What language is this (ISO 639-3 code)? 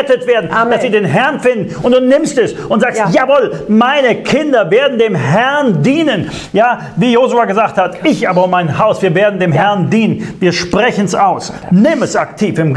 deu